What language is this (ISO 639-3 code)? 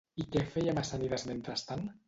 cat